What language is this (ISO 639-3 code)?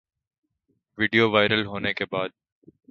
urd